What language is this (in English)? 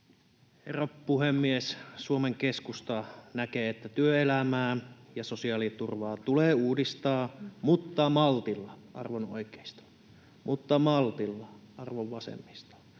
Finnish